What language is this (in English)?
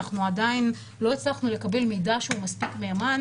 Hebrew